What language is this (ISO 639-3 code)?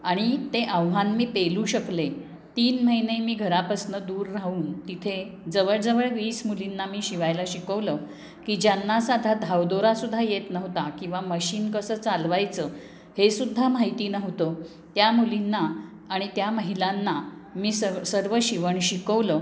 mar